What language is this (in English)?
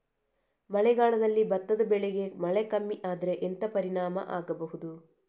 Kannada